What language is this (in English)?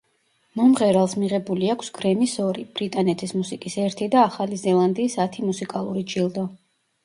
Georgian